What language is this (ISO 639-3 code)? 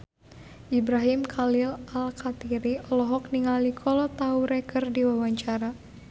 sun